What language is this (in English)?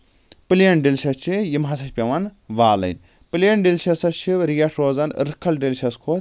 Kashmiri